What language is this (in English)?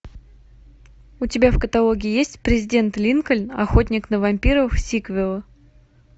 Russian